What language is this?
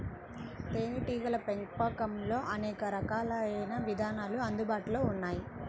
Telugu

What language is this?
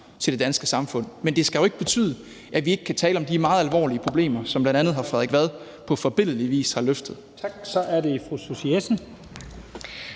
Danish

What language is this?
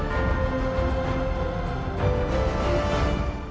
Vietnamese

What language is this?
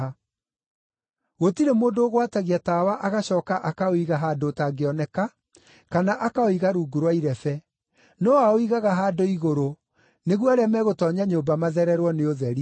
Kikuyu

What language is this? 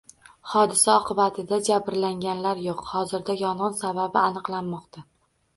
Uzbek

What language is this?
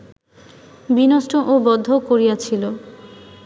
Bangla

